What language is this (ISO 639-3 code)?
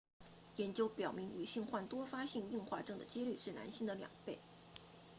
zho